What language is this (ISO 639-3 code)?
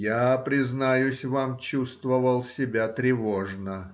rus